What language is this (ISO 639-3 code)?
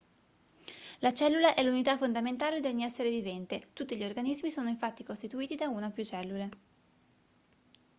ita